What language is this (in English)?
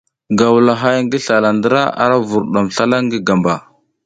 South Giziga